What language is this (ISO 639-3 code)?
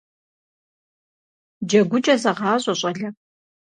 kbd